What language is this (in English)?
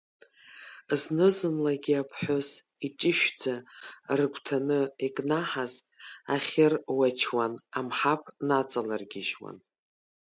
Abkhazian